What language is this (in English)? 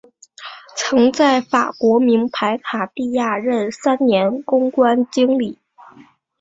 Chinese